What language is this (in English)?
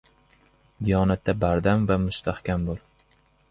Uzbek